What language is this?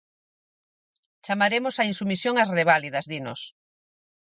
Galician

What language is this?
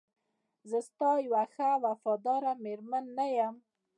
Pashto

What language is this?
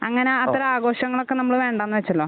Malayalam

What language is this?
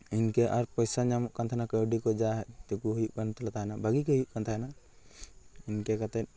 Santali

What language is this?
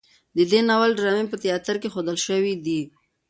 Pashto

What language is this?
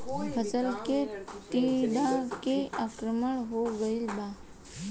Bhojpuri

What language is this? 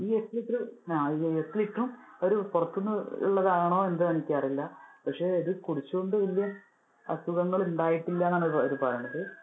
Malayalam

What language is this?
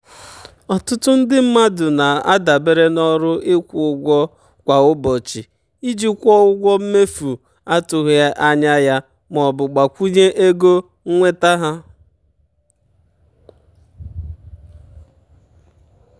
Igbo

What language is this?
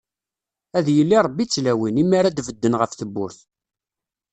Kabyle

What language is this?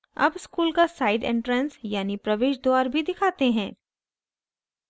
Hindi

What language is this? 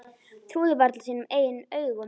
Icelandic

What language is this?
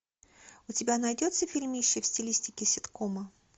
Russian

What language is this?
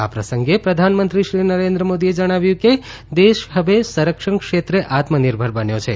Gujarati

